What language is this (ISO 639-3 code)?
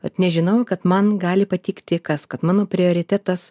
lit